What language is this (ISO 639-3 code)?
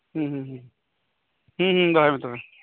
sat